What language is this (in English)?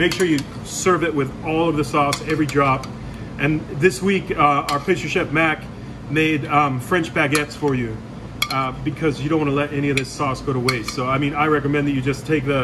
English